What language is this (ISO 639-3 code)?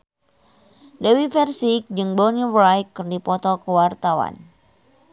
sun